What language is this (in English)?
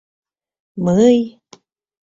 Mari